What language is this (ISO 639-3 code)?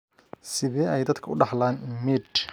som